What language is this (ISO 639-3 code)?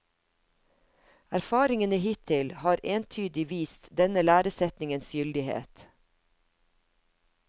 nor